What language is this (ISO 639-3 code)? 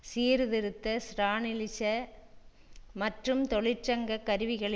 tam